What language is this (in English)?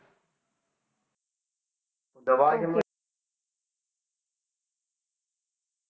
Punjabi